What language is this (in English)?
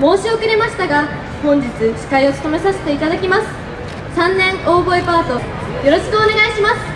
Japanese